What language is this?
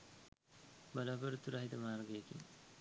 Sinhala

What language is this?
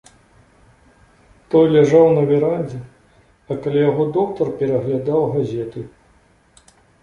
Belarusian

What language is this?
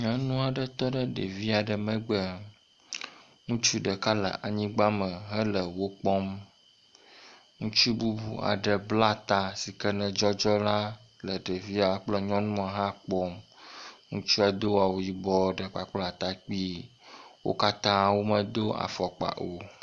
Ewe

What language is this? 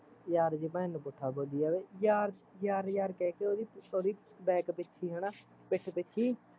Punjabi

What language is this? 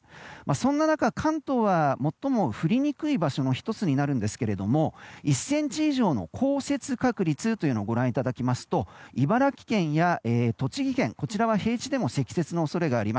Japanese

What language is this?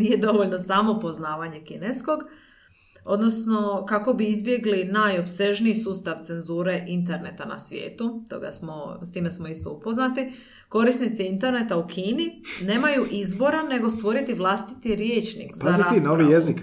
Croatian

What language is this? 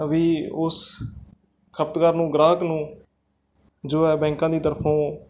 Punjabi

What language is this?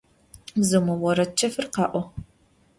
Adyghe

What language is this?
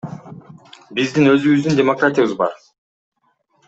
Kyrgyz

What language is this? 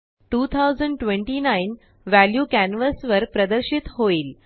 Marathi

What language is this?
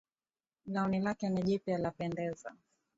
Swahili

